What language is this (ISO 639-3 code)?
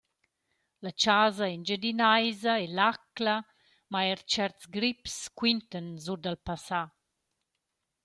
roh